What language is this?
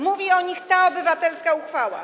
Polish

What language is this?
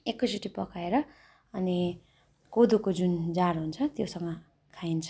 Nepali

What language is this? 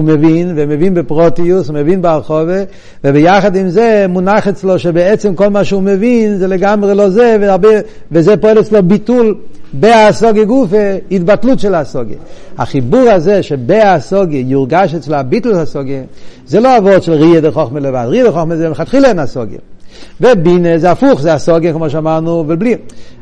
Hebrew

